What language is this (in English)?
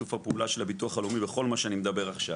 Hebrew